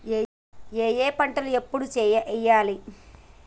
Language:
Telugu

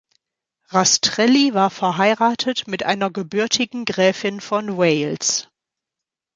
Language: German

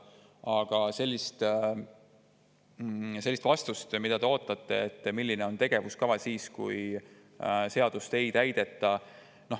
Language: Estonian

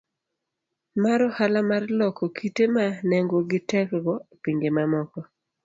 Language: Luo (Kenya and Tanzania)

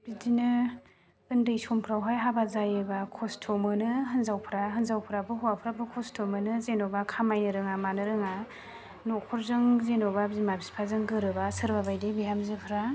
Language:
Bodo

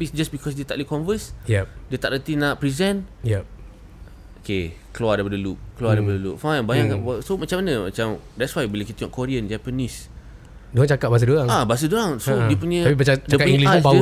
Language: Malay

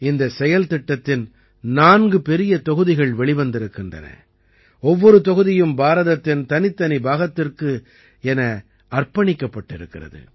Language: Tamil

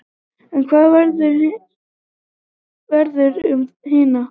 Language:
Icelandic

